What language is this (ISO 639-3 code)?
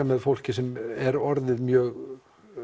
isl